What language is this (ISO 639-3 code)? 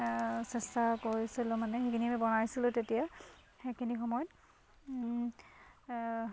asm